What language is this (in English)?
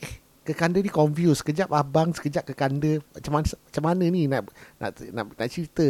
Malay